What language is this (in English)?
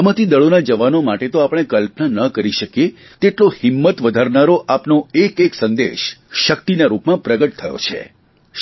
Gujarati